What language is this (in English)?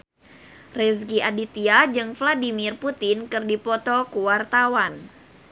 Sundanese